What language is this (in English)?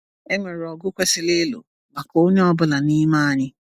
Igbo